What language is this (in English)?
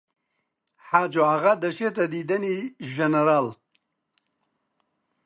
Central Kurdish